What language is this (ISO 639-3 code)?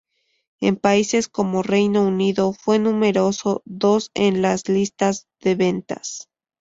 spa